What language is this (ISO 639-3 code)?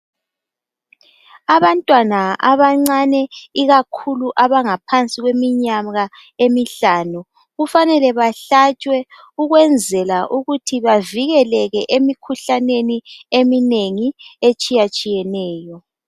nde